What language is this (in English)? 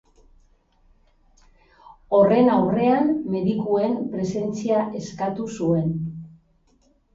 Basque